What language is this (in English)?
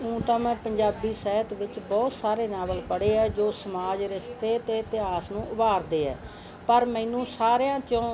Punjabi